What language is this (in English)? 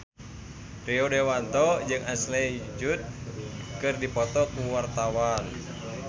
Sundanese